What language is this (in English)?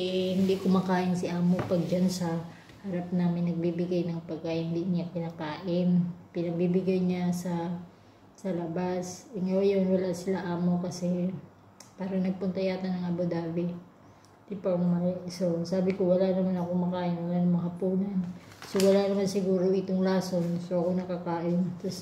Filipino